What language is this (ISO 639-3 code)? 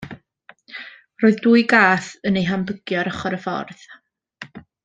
cym